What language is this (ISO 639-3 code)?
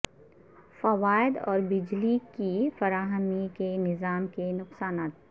urd